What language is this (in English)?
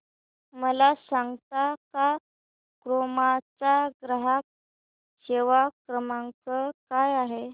Marathi